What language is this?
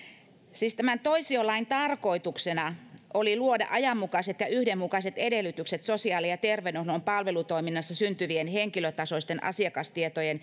Finnish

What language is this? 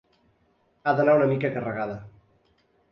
Catalan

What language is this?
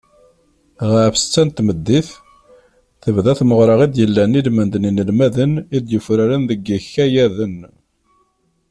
Kabyle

